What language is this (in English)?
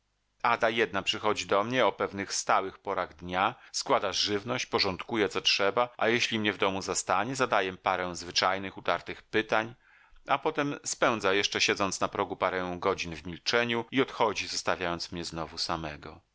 Polish